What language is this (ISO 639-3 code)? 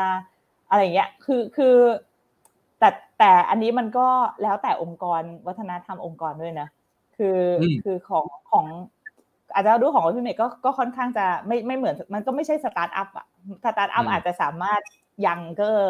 tha